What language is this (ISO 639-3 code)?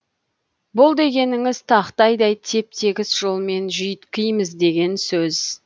kaz